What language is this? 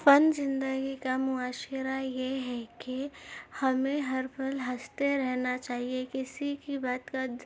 Urdu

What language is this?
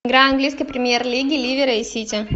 Russian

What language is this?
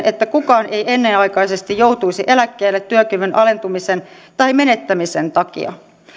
Finnish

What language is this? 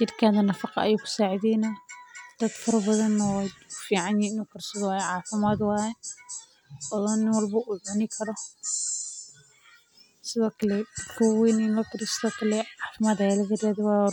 Somali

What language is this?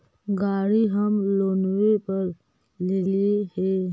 Magahi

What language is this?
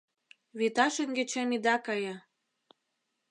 Mari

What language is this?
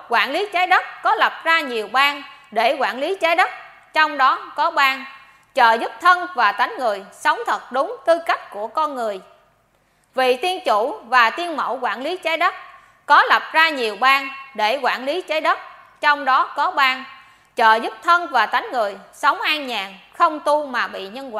Vietnamese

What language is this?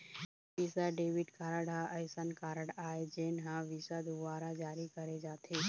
Chhattisgarhi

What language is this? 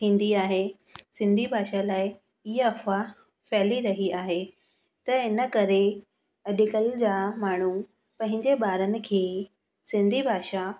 Sindhi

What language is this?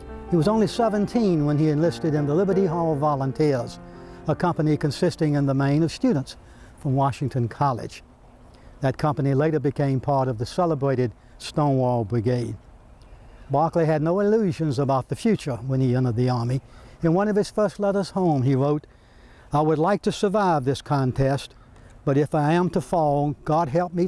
English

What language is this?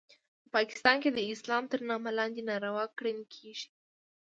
Pashto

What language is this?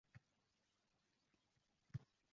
Uzbek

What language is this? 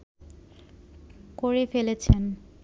Bangla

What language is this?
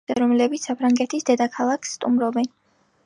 Georgian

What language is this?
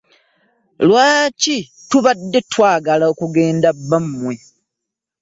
Ganda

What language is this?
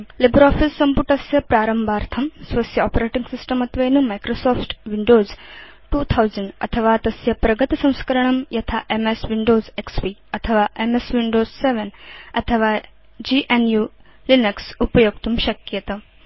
Sanskrit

